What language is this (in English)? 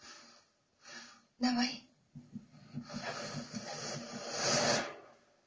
Russian